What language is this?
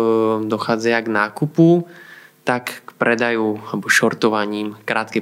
Slovak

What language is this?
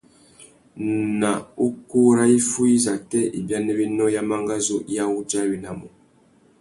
Tuki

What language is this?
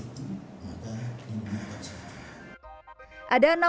Indonesian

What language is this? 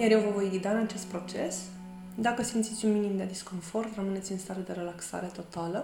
Romanian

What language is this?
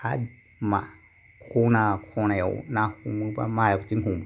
Bodo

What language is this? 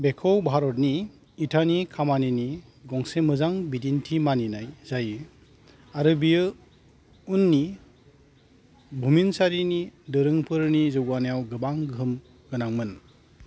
Bodo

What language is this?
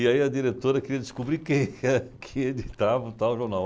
Portuguese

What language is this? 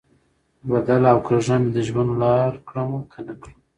Pashto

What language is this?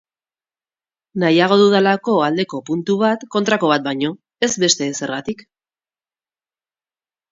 Basque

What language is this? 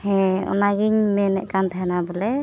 Santali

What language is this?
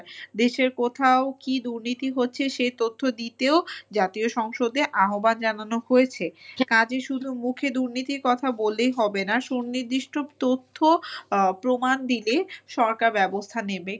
Bangla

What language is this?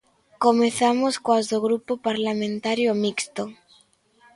Galician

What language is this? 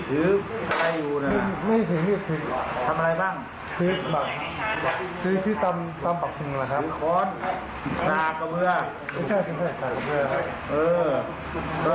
Thai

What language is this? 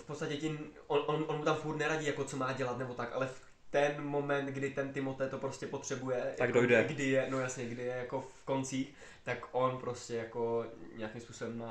Czech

